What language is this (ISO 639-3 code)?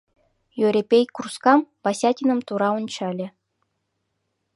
chm